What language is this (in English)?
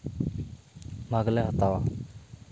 Santali